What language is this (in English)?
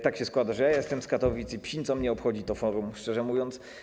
Polish